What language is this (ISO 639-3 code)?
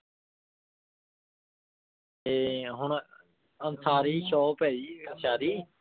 pan